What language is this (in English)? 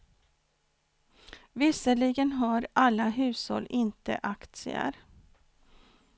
Swedish